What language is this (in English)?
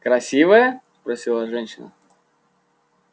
Russian